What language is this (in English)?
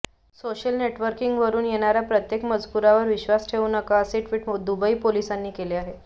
Marathi